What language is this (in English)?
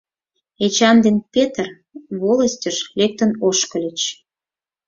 Mari